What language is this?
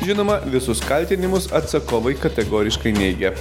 Lithuanian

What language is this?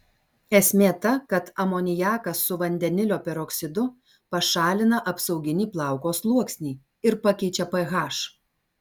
Lithuanian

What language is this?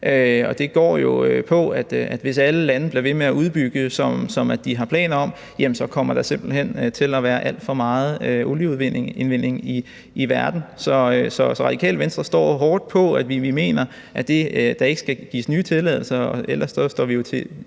Danish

